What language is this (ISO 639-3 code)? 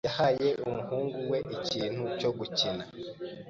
kin